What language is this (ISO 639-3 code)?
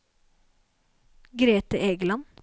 nor